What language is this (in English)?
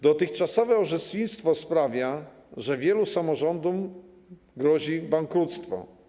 Polish